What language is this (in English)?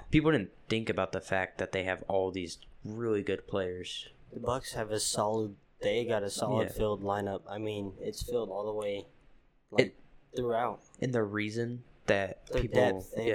English